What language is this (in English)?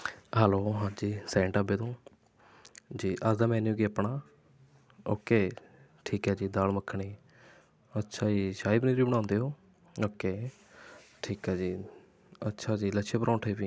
Punjabi